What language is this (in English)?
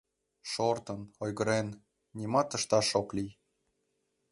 Mari